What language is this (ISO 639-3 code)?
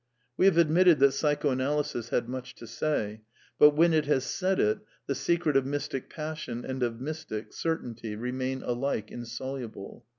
eng